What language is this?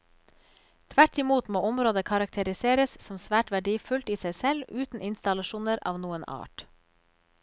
Norwegian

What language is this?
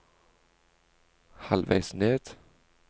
Norwegian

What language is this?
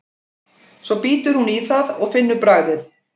Icelandic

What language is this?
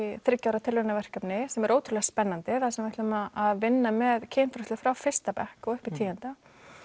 Icelandic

